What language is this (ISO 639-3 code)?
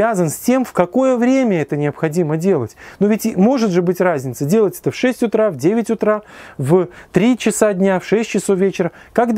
rus